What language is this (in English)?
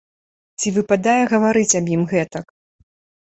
Belarusian